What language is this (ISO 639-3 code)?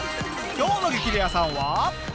jpn